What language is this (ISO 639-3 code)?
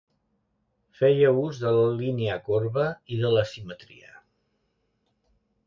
cat